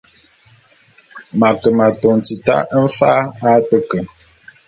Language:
Bulu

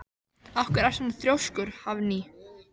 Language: Icelandic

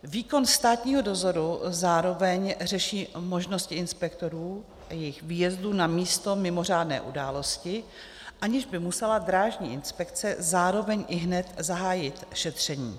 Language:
Czech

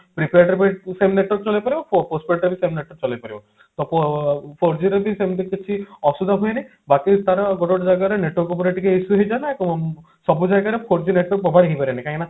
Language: Odia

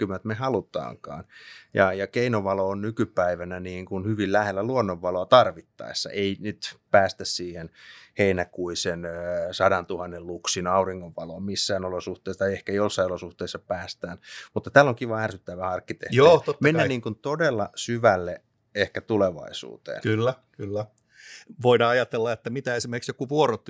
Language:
Finnish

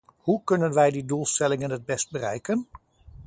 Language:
Dutch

